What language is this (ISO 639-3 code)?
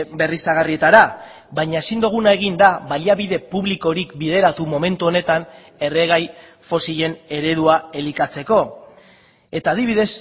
eus